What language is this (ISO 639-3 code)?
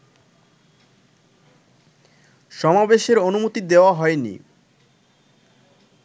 ben